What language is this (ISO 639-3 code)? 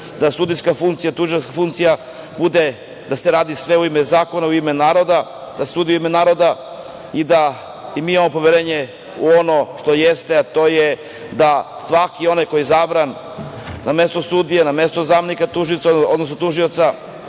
srp